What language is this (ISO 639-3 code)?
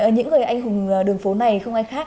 vie